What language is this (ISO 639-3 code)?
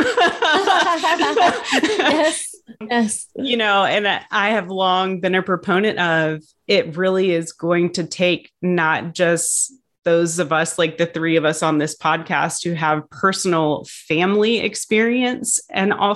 eng